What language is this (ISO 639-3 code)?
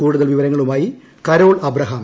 mal